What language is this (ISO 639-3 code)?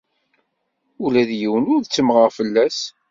kab